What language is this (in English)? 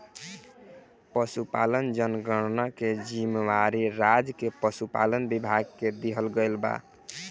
Bhojpuri